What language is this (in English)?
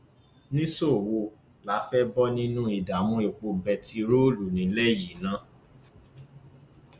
Yoruba